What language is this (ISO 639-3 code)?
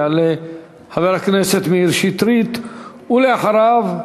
heb